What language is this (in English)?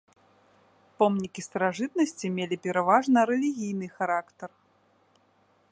Belarusian